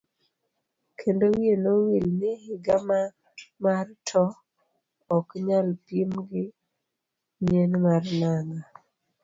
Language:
Luo (Kenya and Tanzania)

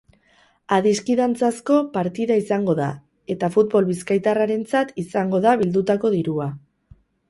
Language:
Basque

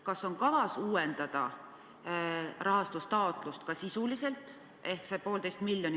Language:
Estonian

